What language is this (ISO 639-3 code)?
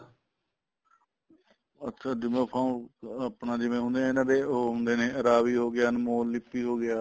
pan